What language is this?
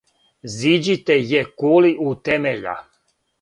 Serbian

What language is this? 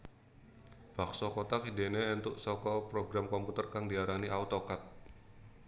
Javanese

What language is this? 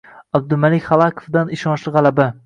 Uzbek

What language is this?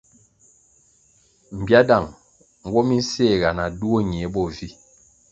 Kwasio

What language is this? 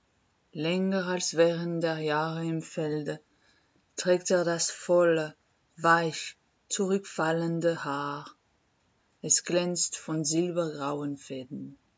German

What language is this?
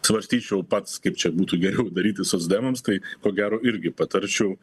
Lithuanian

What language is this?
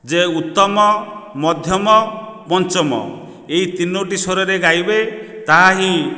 Odia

